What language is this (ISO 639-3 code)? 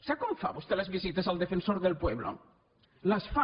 cat